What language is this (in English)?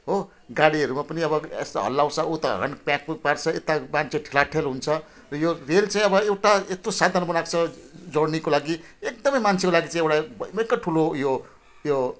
Nepali